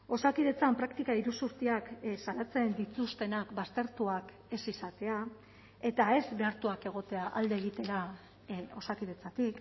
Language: Basque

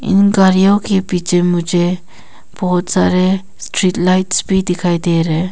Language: Hindi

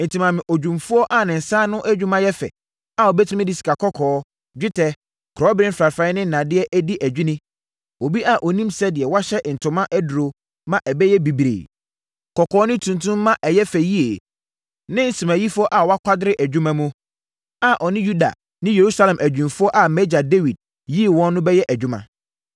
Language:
Akan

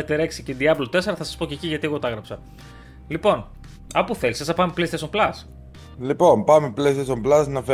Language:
Greek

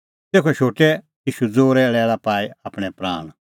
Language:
Kullu Pahari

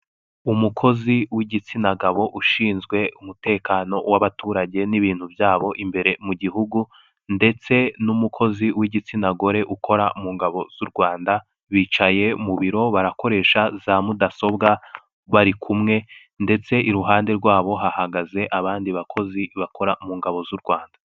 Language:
Kinyarwanda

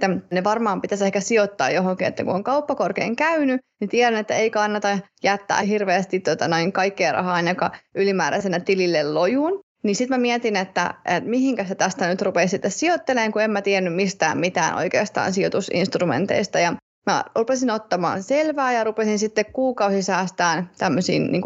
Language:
Finnish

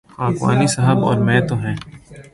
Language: Urdu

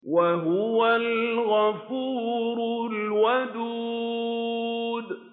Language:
Arabic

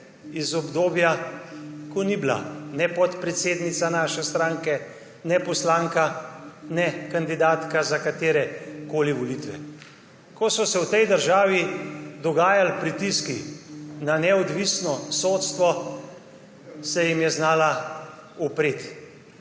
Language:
Slovenian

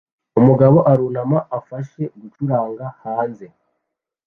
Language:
Kinyarwanda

